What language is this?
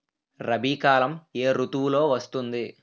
Telugu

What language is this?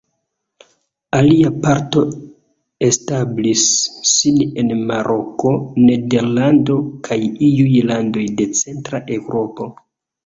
Esperanto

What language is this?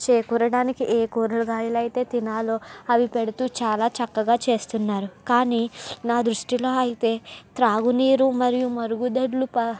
Telugu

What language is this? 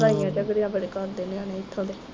Punjabi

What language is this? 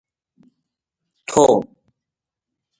Gujari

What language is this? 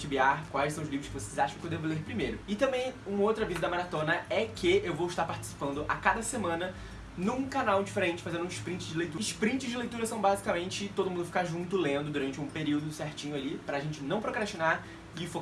Portuguese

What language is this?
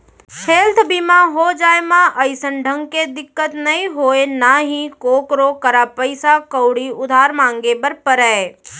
Chhattisgarhi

